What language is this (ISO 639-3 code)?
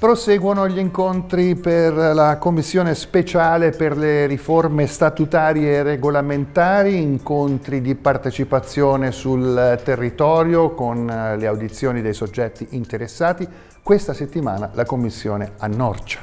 ita